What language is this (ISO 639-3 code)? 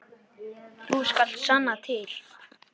isl